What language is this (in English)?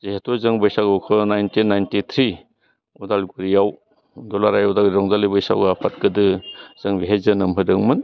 Bodo